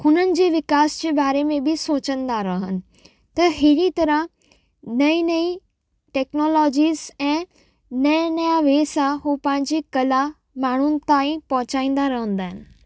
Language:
Sindhi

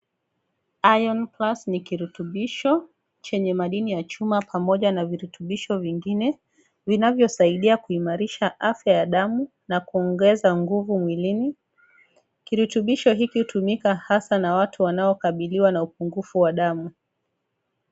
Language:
Swahili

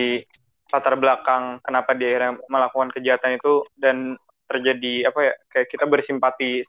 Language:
Indonesian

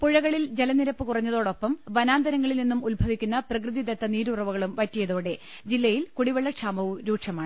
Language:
Malayalam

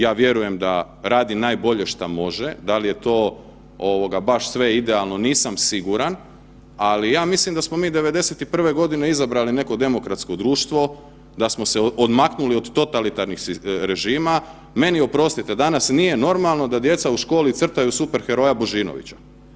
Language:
Croatian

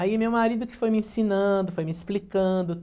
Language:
Portuguese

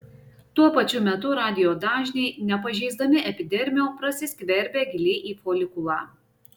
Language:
Lithuanian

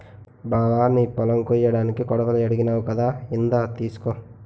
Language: Telugu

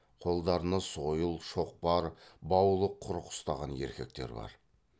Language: Kazakh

